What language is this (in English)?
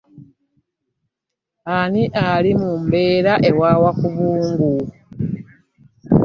Ganda